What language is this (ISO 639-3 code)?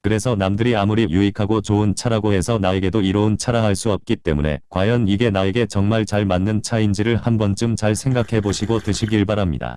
kor